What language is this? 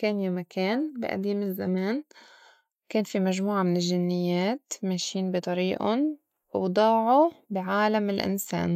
North Levantine Arabic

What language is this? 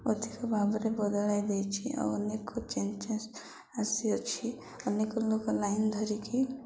Odia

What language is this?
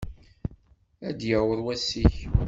Kabyle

